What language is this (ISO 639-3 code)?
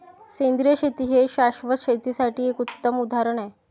mar